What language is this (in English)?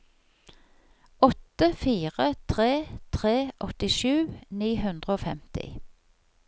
Norwegian